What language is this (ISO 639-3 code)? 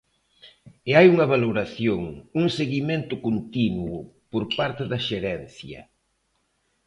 glg